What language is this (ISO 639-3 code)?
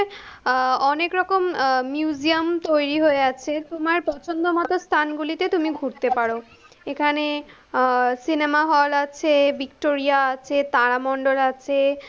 ben